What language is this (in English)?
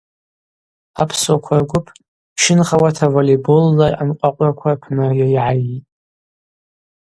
Abaza